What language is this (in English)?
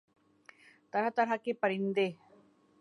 Urdu